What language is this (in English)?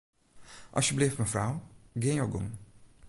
Western Frisian